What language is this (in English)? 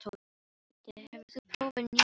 Icelandic